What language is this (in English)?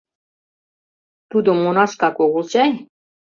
Mari